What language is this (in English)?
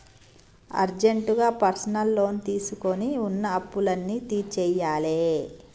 Telugu